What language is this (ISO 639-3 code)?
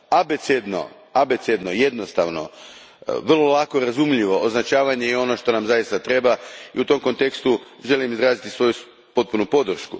hrv